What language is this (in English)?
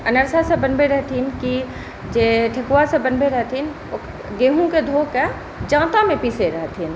Maithili